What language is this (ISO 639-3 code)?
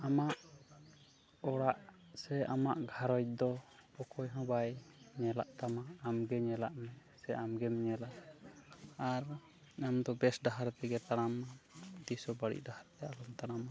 sat